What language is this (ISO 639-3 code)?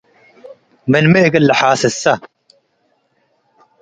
tig